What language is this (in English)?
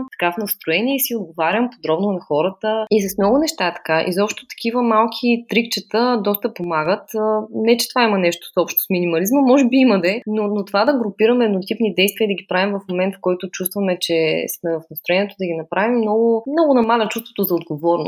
Bulgarian